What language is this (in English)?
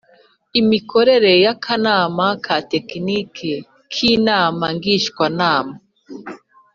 Kinyarwanda